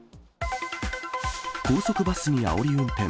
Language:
Japanese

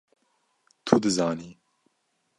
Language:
Kurdish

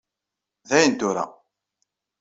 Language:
Kabyle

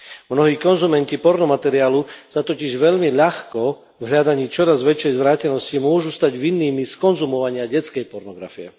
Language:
Slovak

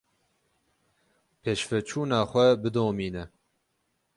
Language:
Kurdish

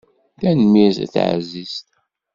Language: Kabyle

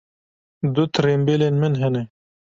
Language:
Kurdish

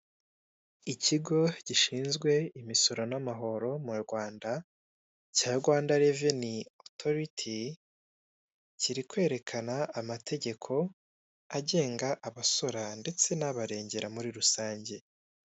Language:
Kinyarwanda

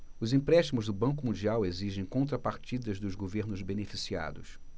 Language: Portuguese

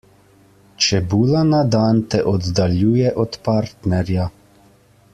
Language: Slovenian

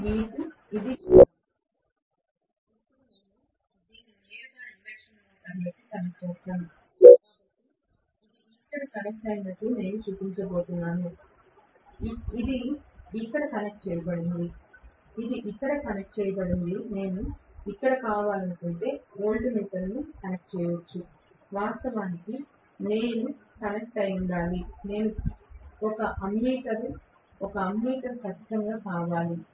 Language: Telugu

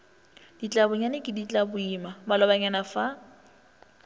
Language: Northern Sotho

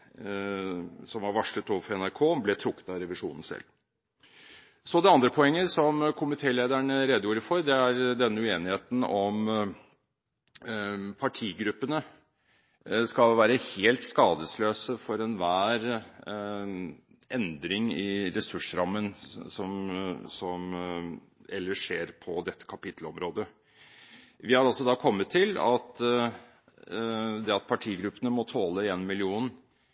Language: Norwegian Bokmål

